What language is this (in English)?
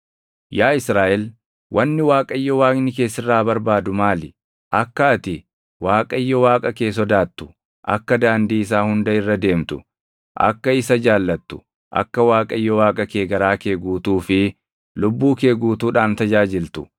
Oromo